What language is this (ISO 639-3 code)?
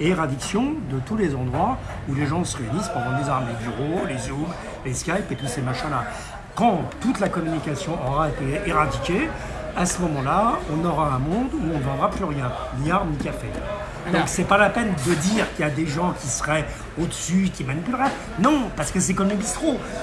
fra